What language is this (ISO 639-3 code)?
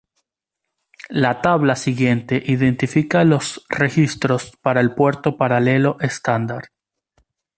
spa